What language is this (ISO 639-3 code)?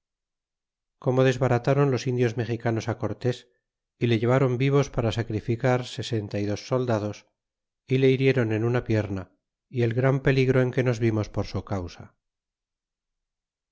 spa